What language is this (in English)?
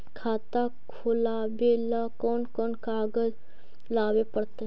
Magahi